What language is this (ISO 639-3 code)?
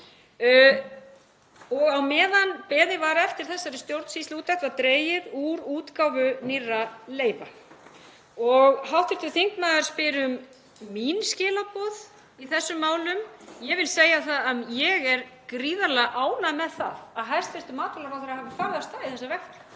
isl